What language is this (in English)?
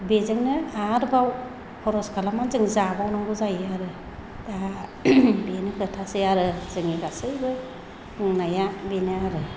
Bodo